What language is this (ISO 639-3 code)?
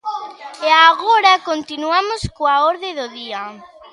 glg